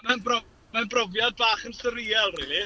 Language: Welsh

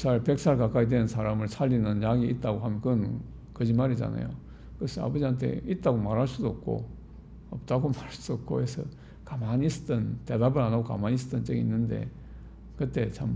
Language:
Korean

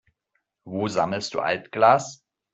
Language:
German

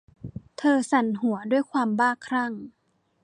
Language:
Thai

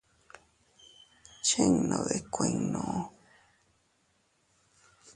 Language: Teutila Cuicatec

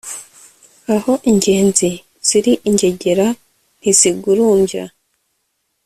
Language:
Kinyarwanda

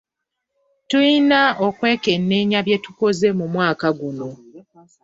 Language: Ganda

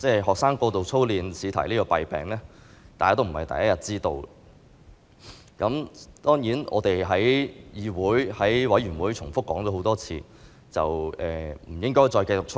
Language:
Cantonese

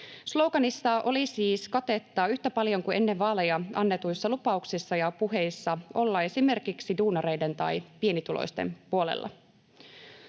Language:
Finnish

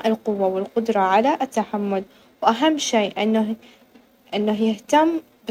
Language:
Najdi Arabic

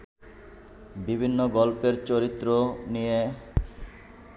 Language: Bangla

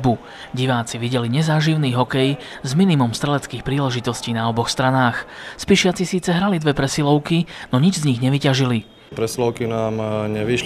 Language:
Slovak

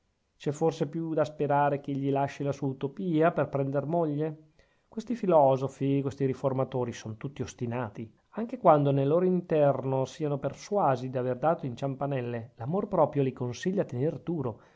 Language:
Italian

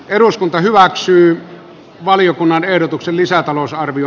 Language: Finnish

